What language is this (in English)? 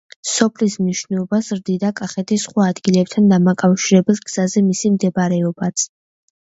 Georgian